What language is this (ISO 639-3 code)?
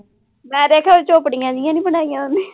pan